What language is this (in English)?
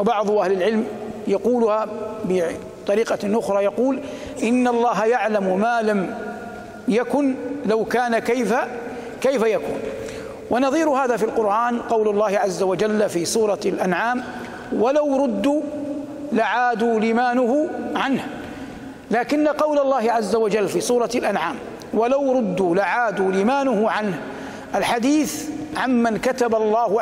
Arabic